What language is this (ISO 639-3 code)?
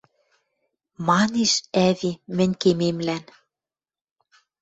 mrj